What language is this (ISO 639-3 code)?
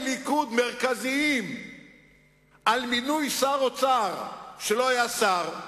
heb